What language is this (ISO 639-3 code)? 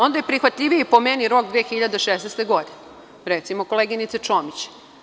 srp